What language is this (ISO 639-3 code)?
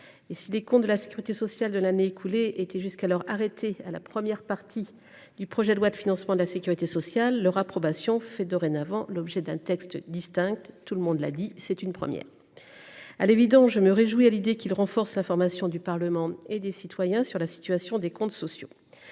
fra